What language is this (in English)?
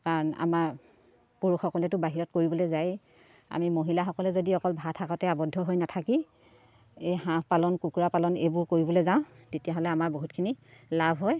Assamese